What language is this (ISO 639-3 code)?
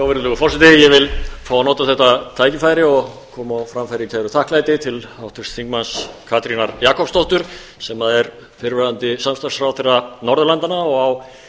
isl